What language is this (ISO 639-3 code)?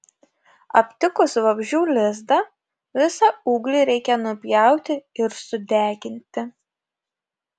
lit